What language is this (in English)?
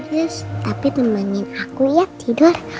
Indonesian